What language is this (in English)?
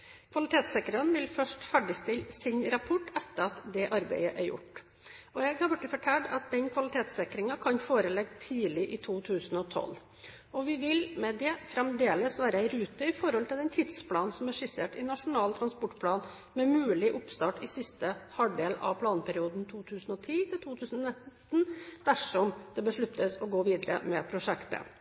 Norwegian Bokmål